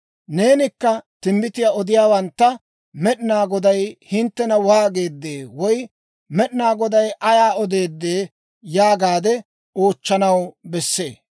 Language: Dawro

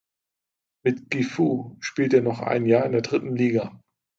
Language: German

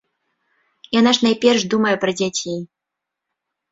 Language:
Belarusian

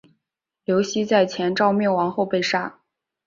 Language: Chinese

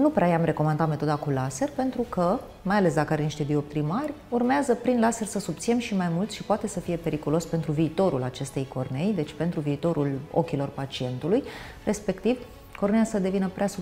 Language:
Romanian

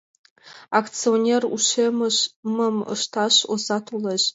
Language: Mari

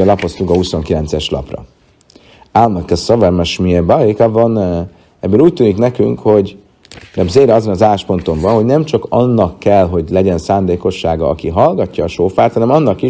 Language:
Hungarian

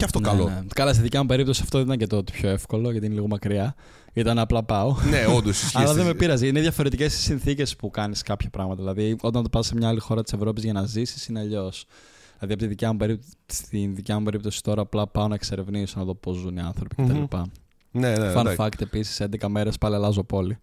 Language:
Greek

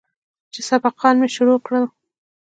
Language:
Pashto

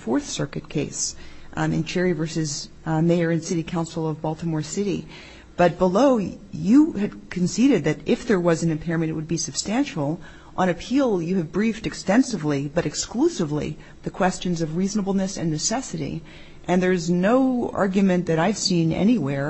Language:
English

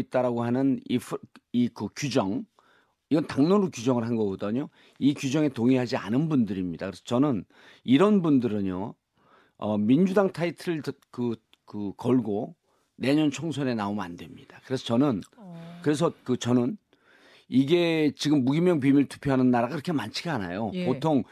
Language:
Korean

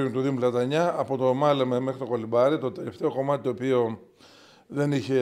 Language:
Greek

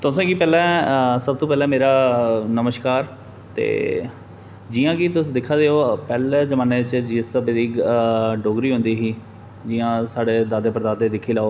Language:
Dogri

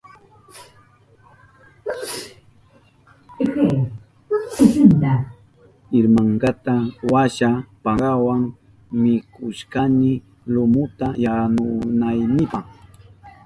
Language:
Southern Pastaza Quechua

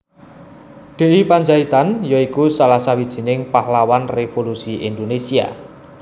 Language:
Javanese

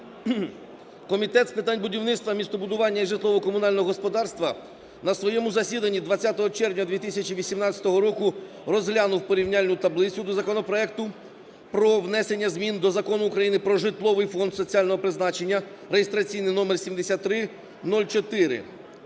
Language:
Ukrainian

